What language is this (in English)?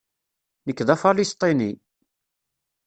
Kabyle